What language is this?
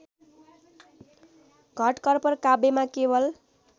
Nepali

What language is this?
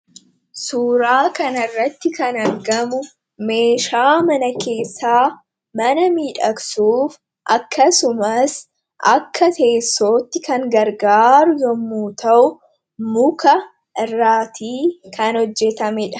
Oromo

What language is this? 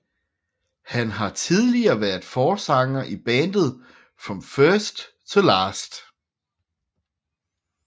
Danish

